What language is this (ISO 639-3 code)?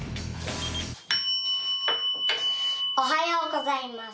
jpn